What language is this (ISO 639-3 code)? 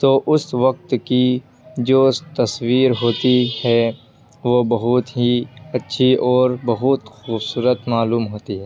urd